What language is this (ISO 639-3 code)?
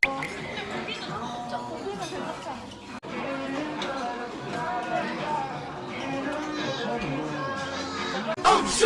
kor